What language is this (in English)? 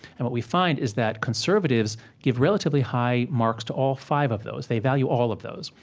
English